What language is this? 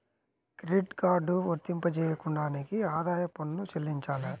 Telugu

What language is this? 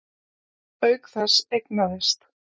Icelandic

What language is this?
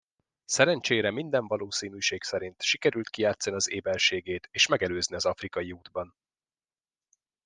Hungarian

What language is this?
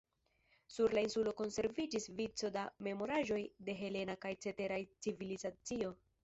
Esperanto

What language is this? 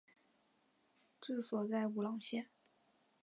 Chinese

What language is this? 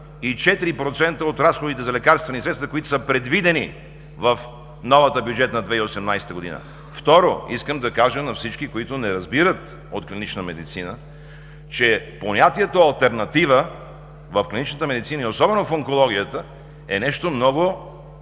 Bulgarian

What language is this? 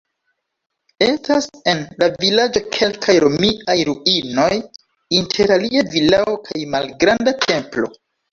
Esperanto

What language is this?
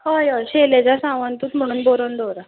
Konkani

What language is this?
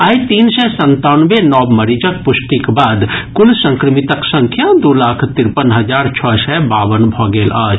Maithili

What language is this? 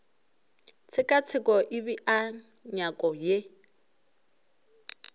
Northern Sotho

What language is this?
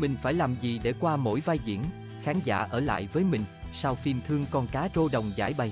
Vietnamese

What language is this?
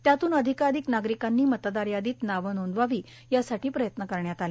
Marathi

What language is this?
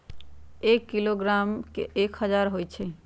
Magahi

